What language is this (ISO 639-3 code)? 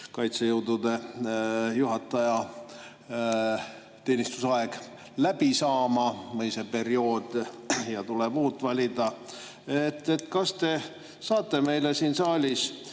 est